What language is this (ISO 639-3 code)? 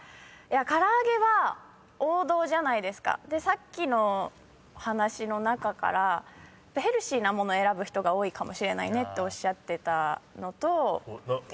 jpn